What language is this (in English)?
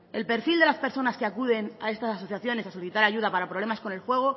Spanish